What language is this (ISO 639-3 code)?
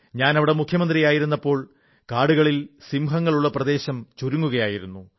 mal